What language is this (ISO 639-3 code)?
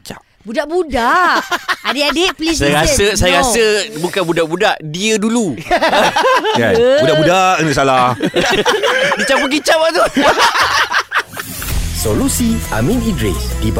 msa